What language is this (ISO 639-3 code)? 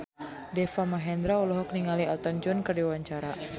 sun